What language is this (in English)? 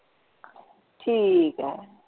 Punjabi